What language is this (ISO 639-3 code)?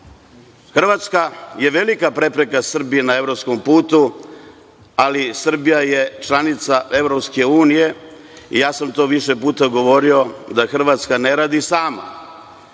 srp